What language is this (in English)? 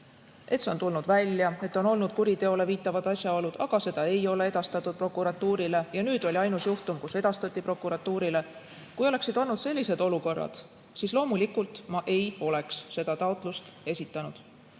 Estonian